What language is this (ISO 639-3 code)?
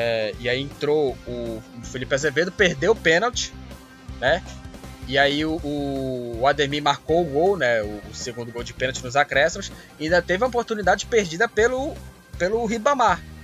por